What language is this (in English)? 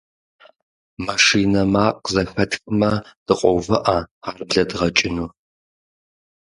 Kabardian